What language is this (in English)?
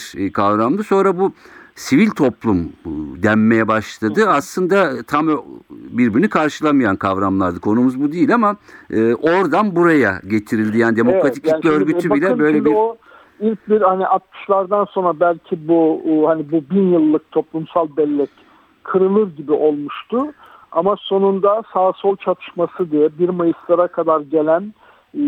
Turkish